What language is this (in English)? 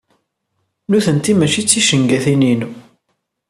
Kabyle